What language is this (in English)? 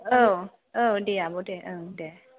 Bodo